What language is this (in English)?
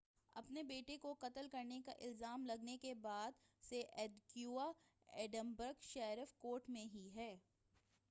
Urdu